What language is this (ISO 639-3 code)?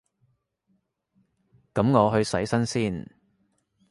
yue